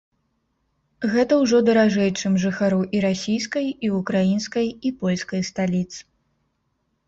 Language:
Belarusian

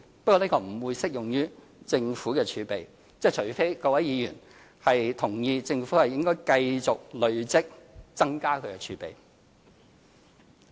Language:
Cantonese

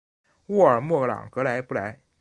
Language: Chinese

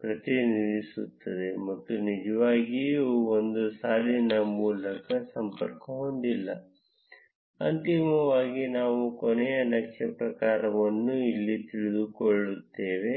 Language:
Kannada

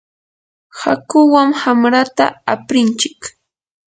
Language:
Yanahuanca Pasco Quechua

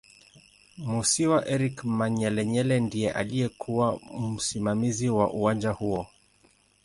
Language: Swahili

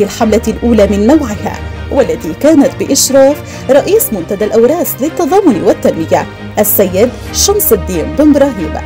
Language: Arabic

